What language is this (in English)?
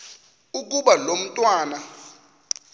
Xhosa